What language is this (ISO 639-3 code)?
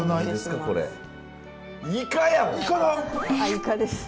jpn